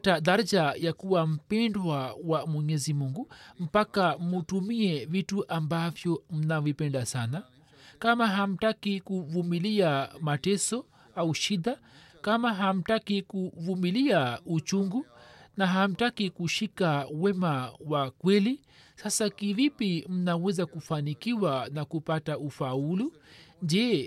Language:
Swahili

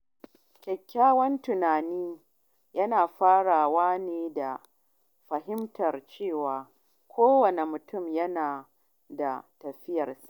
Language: Hausa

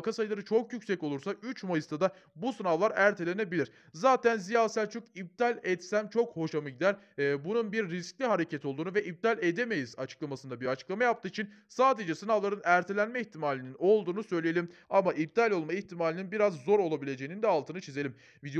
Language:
Turkish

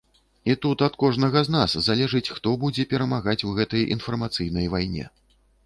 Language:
Belarusian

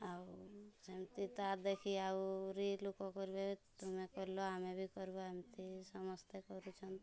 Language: Odia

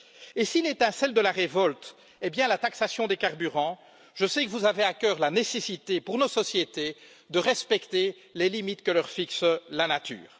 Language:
French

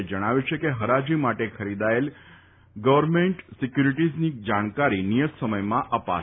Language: Gujarati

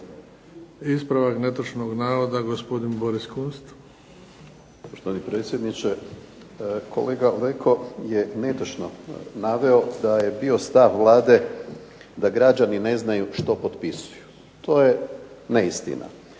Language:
Croatian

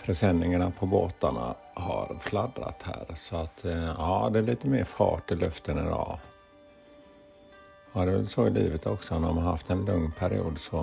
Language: Swedish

